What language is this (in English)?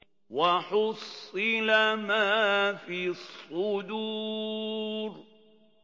Arabic